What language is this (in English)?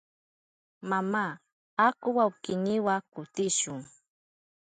Southern Pastaza Quechua